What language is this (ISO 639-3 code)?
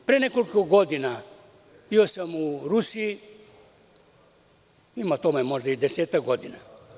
srp